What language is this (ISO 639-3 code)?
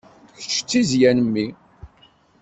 kab